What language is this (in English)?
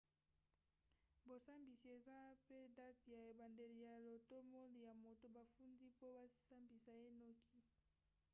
Lingala